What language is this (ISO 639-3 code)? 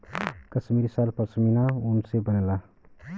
bho